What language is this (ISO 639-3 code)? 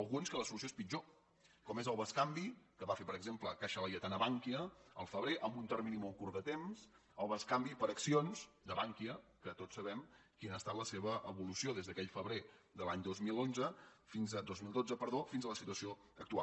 cat